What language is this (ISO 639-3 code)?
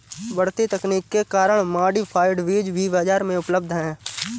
hin